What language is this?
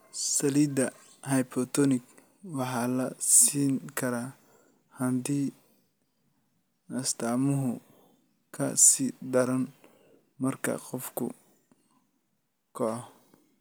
Somali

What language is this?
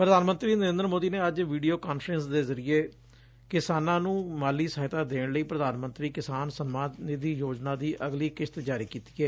Punjabi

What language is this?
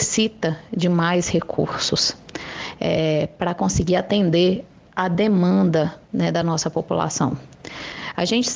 Portuguese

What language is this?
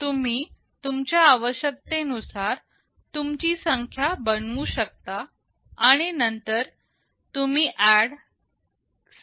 Marathi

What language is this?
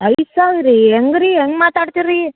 Kannada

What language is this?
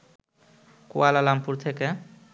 Bangla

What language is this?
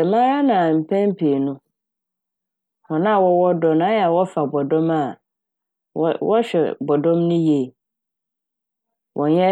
Akan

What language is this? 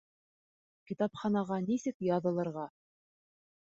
Bashkir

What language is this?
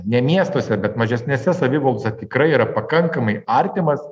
Lithuanian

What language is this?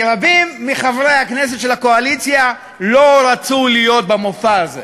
Hebrew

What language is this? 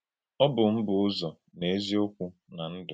Igbo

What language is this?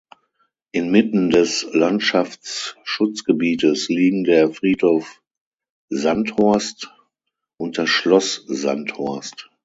German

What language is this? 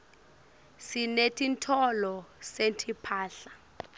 Swati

